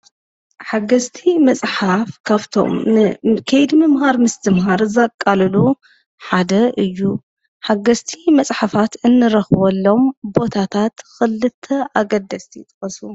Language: Tigrinya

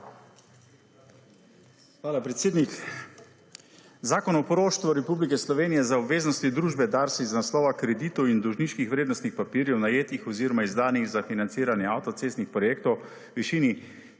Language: Slovenian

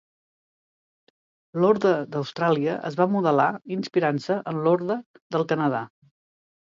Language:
Catalan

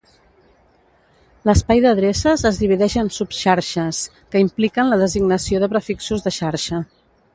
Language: Catalan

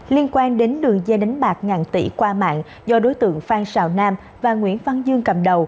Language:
Vietnamese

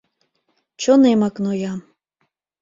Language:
Mari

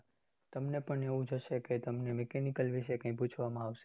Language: Gujarati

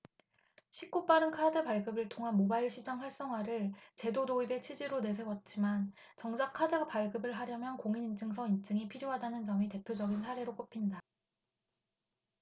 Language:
Korean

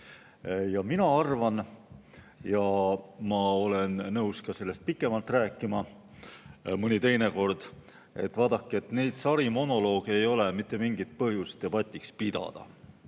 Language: Estonian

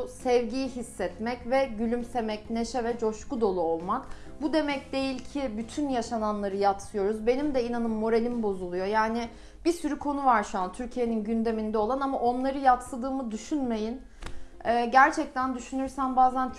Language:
Turkish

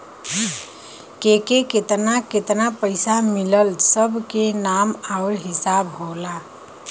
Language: Bhojpuri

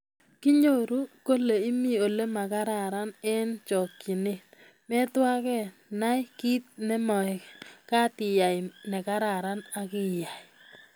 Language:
Kalenjin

